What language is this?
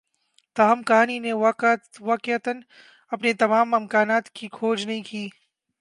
Urdu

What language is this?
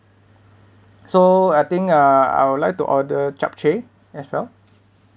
English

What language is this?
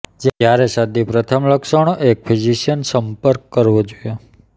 Gujarati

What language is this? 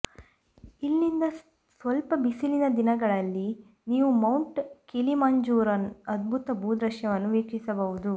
Kannada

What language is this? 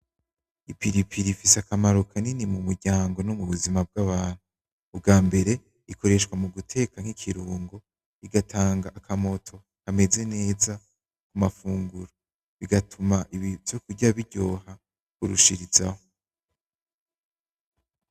Rundi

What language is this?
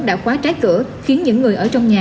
Vietnamese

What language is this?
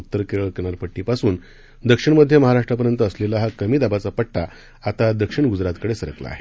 Marathi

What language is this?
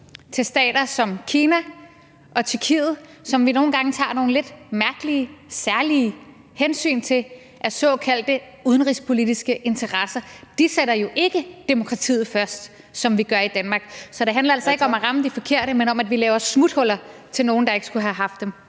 Danish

